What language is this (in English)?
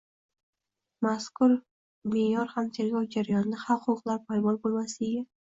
Uzbek